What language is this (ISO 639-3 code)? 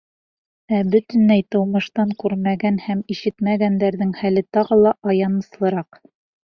bak